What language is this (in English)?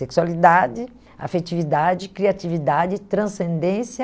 Portuguese